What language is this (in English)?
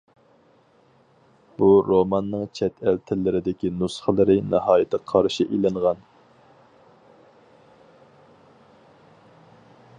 Uyghur